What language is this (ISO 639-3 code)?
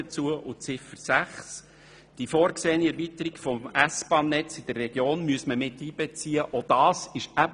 gsw